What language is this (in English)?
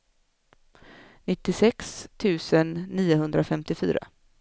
Swedish